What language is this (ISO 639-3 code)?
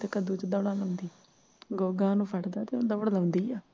pan